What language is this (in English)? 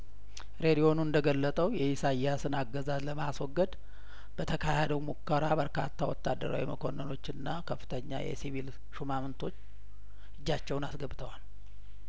Amharic